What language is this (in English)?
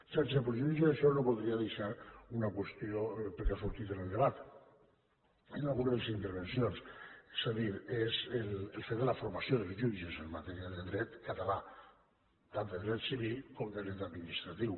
Catalan